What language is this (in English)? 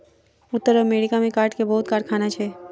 Maithili